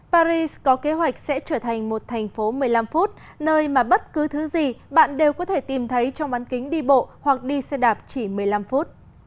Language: Vietnamese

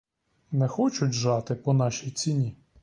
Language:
Ukrainian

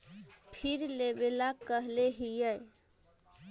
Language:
Magahi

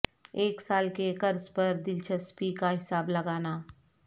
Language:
Urdu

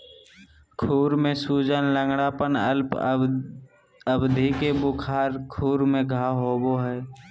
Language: Magahi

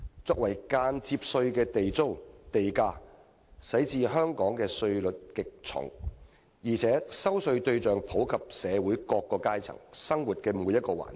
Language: Cantonese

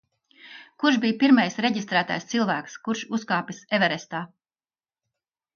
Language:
Latvian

